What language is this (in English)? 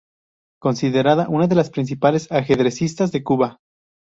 Spanish